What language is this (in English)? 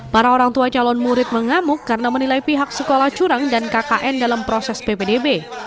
Indonesian